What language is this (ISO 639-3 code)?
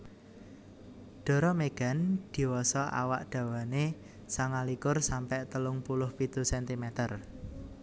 jav